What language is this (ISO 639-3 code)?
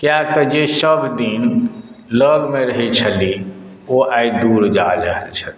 mai